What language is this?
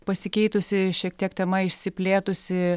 Lithuanian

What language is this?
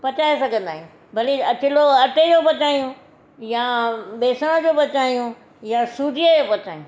Sindhi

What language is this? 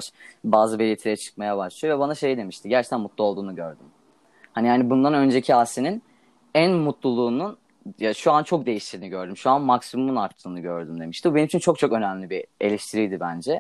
Turkish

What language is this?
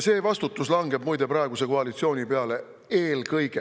Estonian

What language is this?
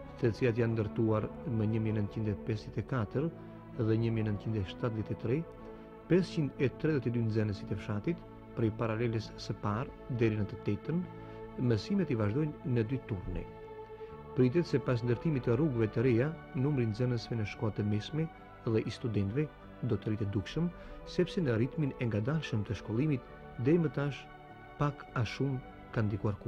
Romanian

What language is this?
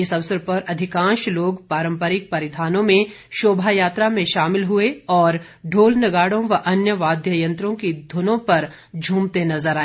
Hindi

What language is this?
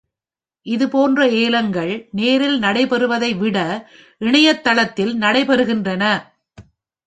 Tamil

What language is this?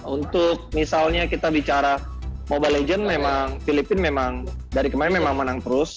Indonesian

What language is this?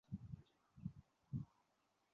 Uzbek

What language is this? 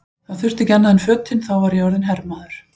Icelandic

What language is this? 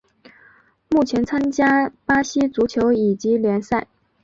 Chinese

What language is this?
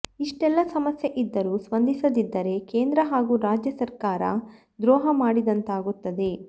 Kannada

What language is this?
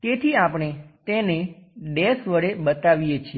Gujarati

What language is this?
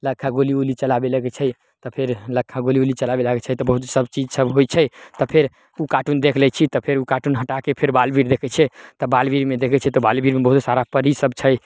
Maithili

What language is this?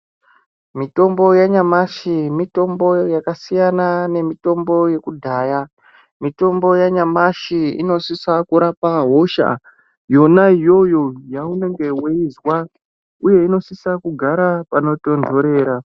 Ndau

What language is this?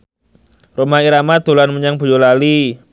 Javanese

